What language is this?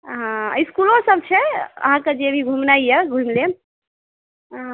Maithili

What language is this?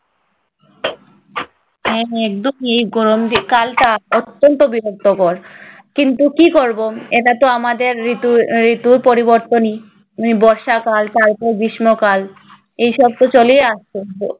Bangla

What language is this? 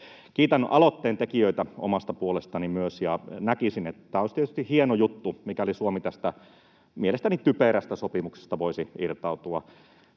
Finnish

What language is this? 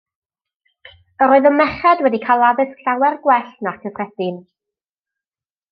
Welsh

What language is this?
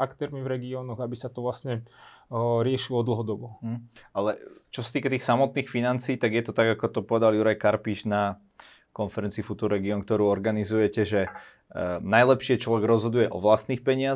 Slovak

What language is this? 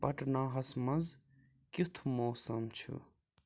Kashmiri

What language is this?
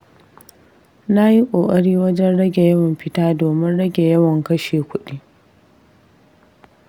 Hausa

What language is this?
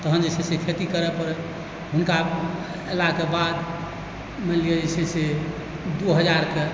Maithili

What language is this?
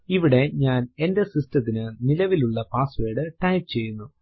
Malayalam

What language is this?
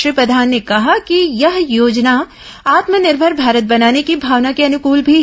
Hindi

